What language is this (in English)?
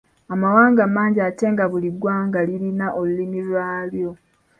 Ganda